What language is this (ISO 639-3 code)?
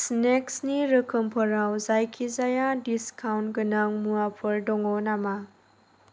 brx